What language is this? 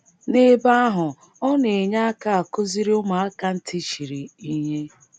Igbo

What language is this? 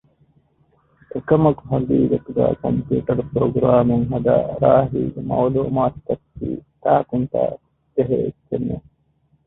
Divehi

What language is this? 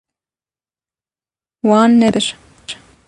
Kurdish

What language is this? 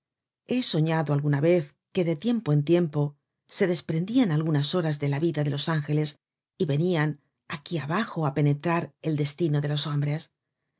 Spanish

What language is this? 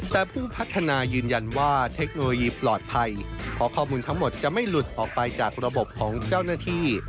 Thai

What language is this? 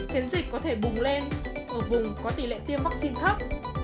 Vietnamese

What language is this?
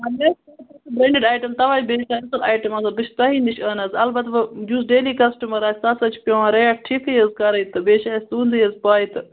Kashmiri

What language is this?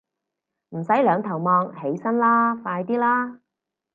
Cantonese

